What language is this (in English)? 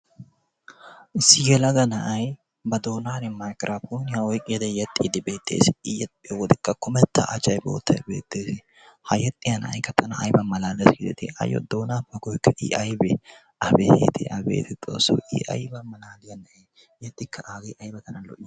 Wolaytta